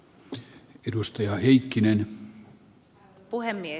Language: Finnish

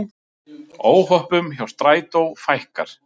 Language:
Icelandic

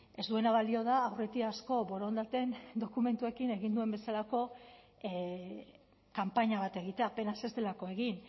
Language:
Basque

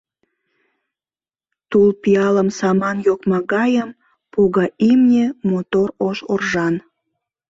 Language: Mari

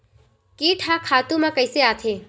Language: Chhattisgarhi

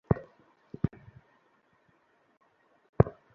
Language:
Bangla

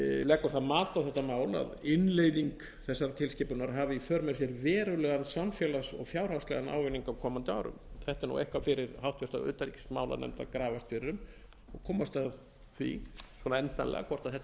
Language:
Icelandic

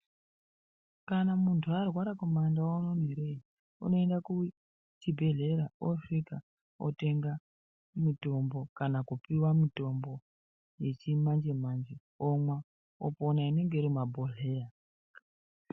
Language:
Ndau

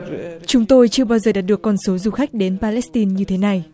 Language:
Vietnamese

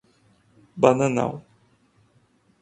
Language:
Portuguese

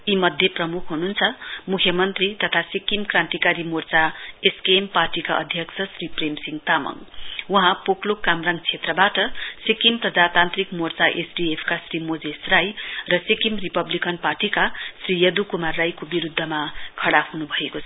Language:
Nepali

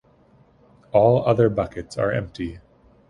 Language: English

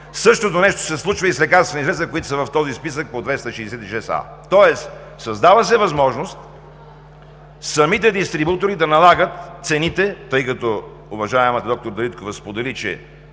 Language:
Bulgarian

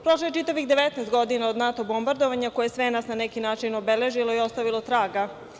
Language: Serbian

